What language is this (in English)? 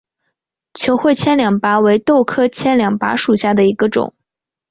Chinese